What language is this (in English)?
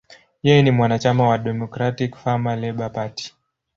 Swahili